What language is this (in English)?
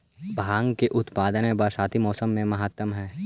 Magahi